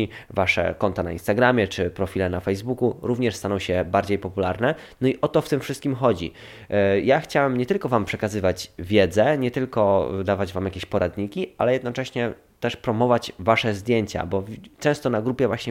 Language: Polish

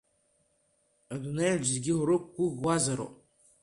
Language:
Abkhazian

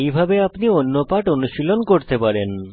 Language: Bangla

